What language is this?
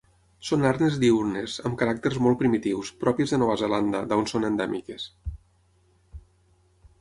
Catalan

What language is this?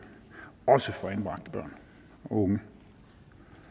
Danish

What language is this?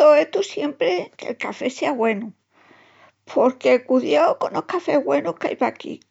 Extremaduran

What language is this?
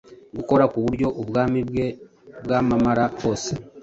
Kinyarwanda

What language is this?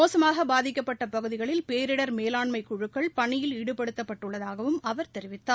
Tamil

